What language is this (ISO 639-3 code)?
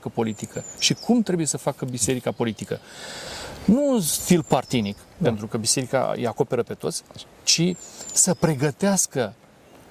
ron